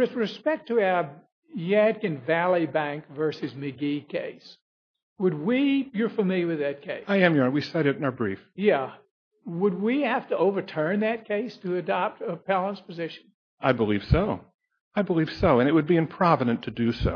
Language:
English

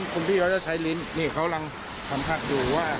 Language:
Thai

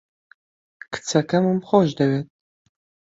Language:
Central Kurdish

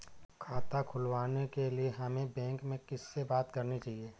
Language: Hindi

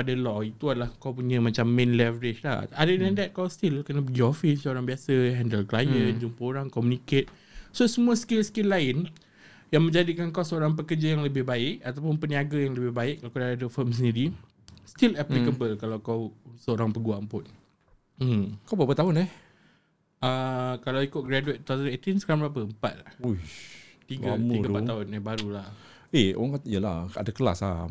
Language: Malay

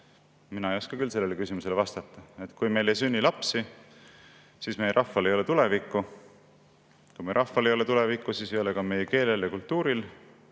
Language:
Estonian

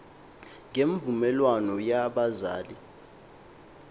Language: Xhosa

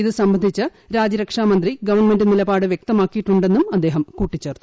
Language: Malayalam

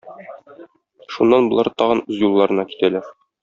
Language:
Tatar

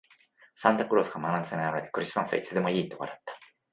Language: Japanese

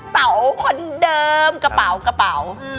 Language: Thai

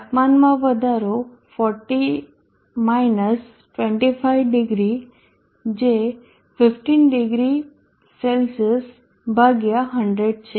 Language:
Gujarati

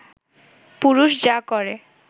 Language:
Bangla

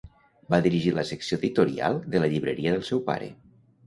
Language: Catalan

